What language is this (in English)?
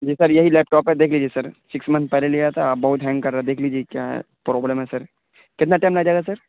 Urdu